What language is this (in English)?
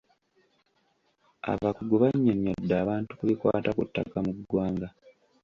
Ganda